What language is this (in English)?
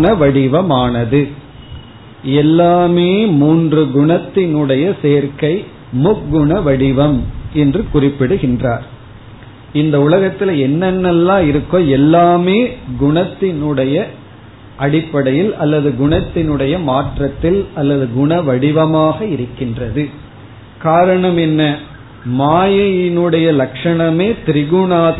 Tamil